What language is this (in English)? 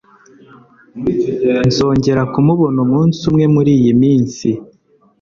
Kinyarwanda